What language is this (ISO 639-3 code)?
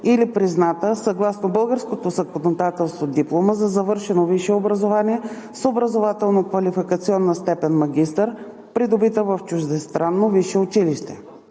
bul